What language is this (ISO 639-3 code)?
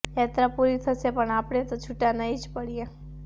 guj